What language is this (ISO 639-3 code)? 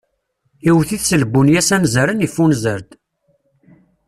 kab